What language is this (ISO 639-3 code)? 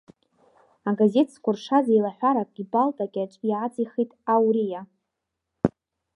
abk